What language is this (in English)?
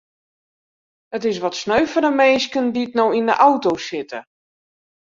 Western Frisian